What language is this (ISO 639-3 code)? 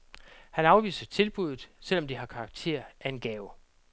dan